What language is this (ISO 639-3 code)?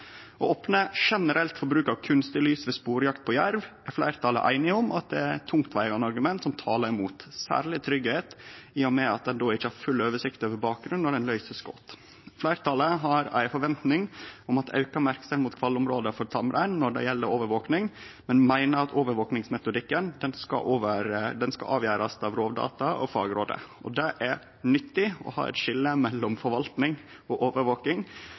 nno